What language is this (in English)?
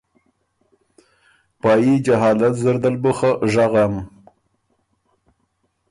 Ormuri